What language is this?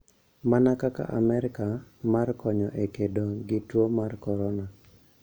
Luo (Kenya and Tanzania)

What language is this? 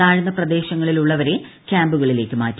Malayalam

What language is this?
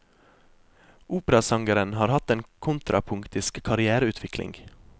Norwegian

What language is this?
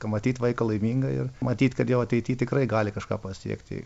Lithuanian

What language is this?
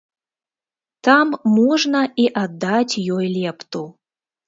Belarusian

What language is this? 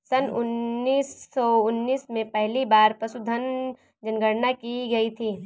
Hindi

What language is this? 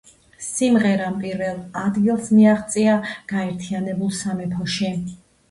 Georgian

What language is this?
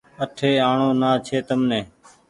Goaria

